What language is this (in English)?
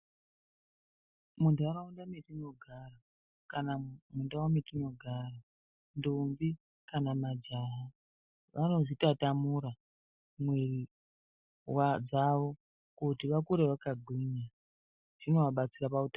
Ndau